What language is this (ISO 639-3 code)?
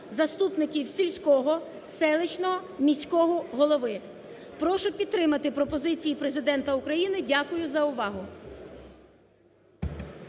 ukr